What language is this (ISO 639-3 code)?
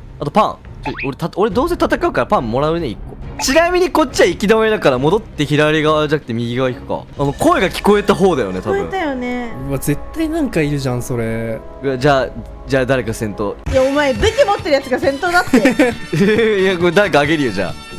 jpn